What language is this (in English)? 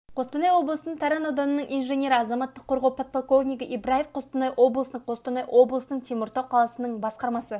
Kazakh